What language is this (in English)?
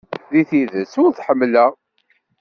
Kabyle